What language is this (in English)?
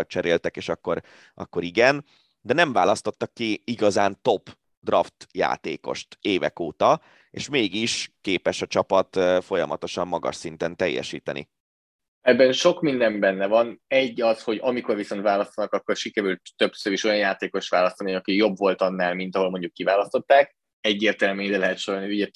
Hungarian